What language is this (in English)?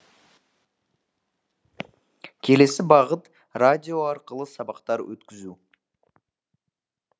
Kazakh